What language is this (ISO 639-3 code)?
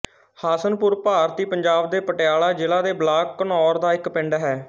pan